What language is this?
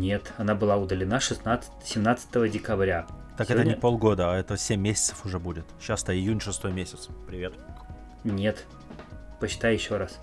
Russian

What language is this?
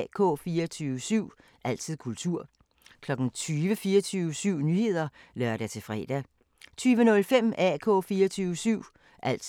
Danish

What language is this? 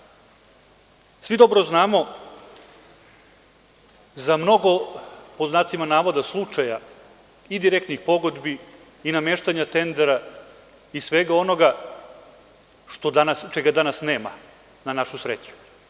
Serbian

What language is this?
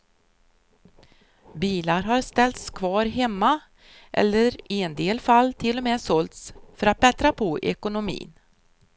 Swedish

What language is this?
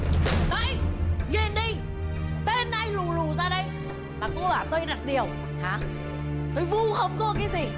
Vietnamese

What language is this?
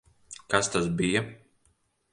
Latvian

